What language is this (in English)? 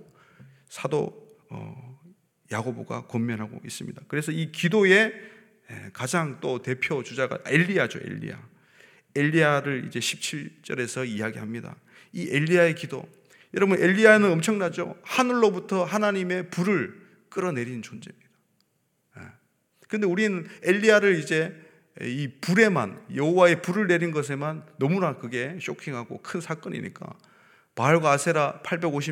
Korean